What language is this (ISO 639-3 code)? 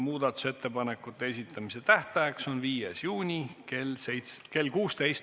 est